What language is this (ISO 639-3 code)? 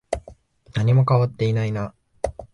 jpn